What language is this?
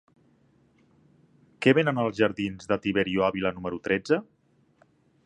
Catalan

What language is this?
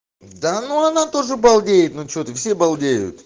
Russian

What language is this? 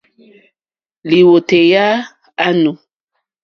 Mokpwe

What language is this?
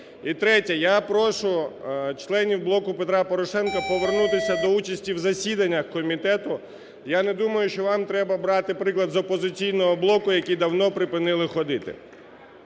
Ukrainian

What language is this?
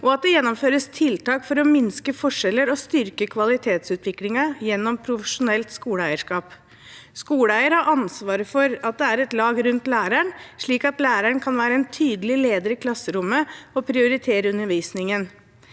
Norwegian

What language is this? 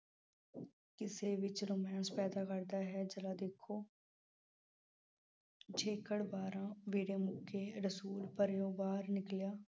Punjabi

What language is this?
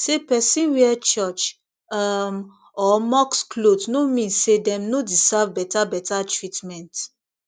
Nigerian Pidgin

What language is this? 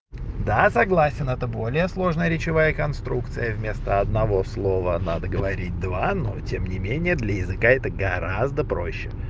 Russian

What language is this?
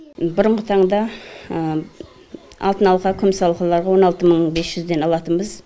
Kazakh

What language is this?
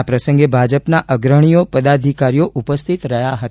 Gujarati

